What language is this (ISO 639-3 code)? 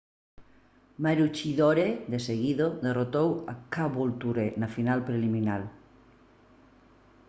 glg